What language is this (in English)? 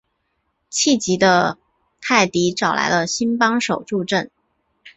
Chinese